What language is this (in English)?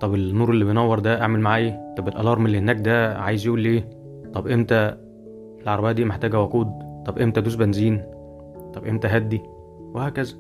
Arabic